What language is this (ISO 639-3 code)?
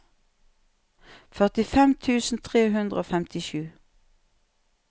nor